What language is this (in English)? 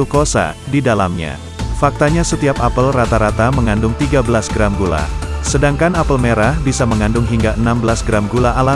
Indonesian